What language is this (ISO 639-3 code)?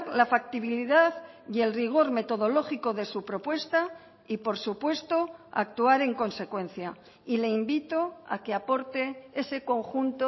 spa